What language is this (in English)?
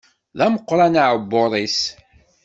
Kabyle